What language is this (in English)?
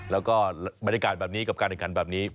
Thai